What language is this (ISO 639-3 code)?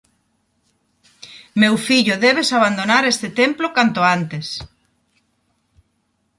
glg